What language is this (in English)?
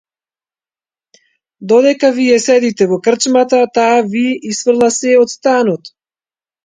Macedonian